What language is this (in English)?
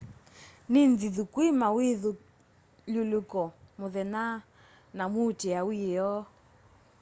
Kamba